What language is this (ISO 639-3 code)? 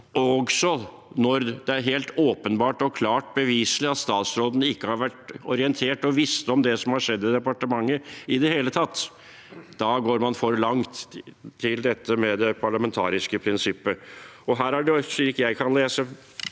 nor